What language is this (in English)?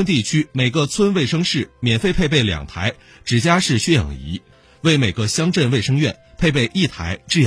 Chinese